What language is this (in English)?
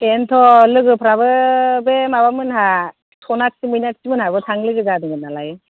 Bodo